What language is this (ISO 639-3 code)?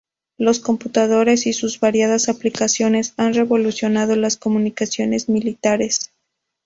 spa